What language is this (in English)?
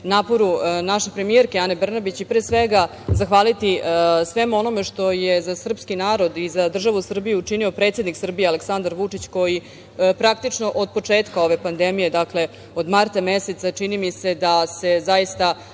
Serbian